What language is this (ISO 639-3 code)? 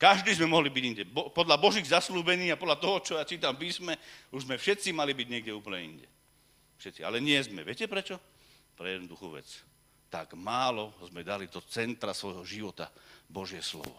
slk